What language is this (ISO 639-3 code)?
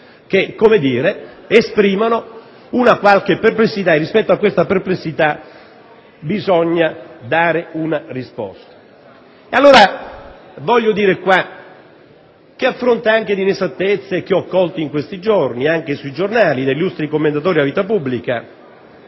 ita